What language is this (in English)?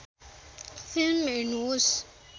Nepali